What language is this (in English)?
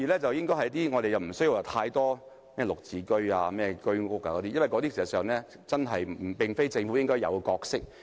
Cantonese